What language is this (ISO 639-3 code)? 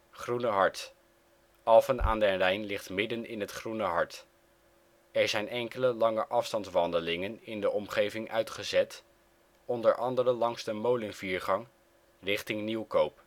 nld